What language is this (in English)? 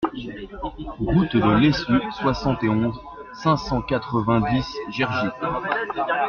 French